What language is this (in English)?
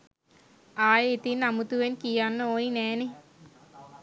Sinhala